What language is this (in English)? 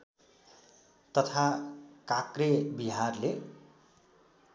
Nepali